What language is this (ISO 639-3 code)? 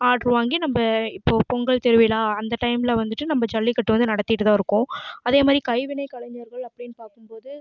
tam